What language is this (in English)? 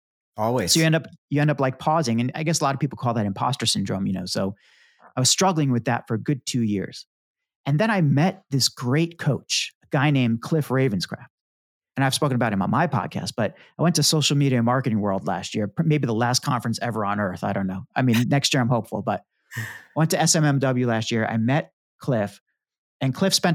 English